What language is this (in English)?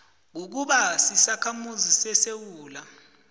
South Ndebele